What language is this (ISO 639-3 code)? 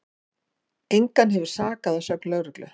isl